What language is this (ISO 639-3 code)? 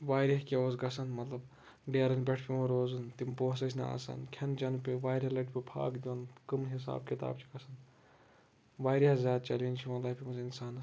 kas